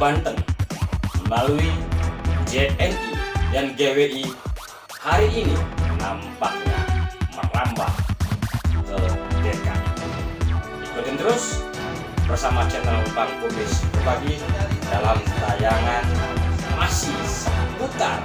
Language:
Indonesian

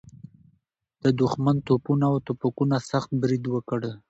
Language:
Pashto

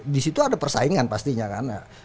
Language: Indonesian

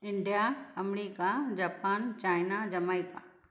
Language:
Sindhi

